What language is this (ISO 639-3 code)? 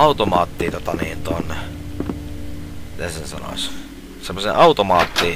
fin